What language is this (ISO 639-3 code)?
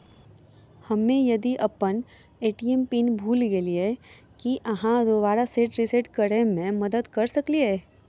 mai